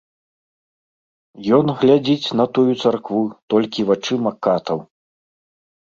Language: Belarusian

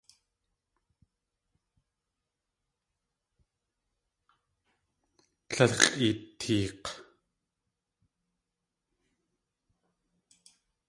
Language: Tlingit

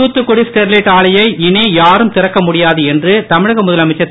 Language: Tamil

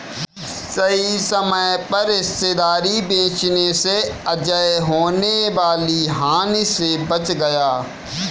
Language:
Hindi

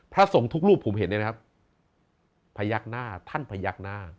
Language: Thai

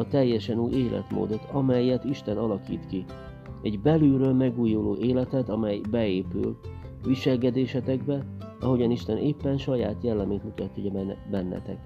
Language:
Hungarian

